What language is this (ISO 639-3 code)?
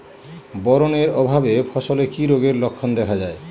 ben